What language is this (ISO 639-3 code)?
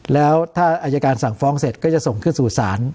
tha